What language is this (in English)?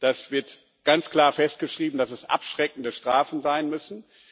German